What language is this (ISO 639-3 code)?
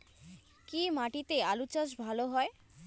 ben